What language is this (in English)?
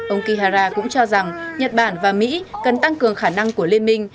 Vietnamese